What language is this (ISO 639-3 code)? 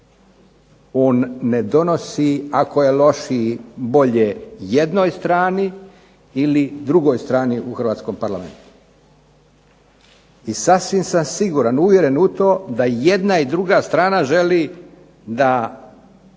hrv